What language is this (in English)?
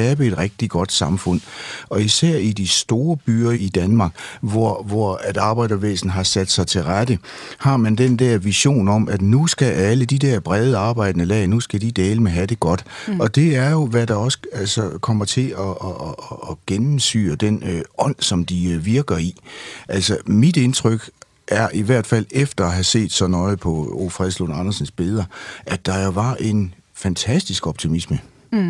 Danish